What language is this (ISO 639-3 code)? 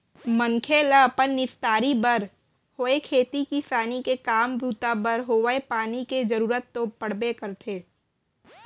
hne